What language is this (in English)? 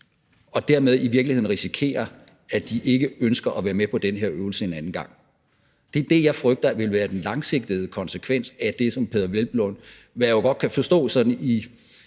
Danish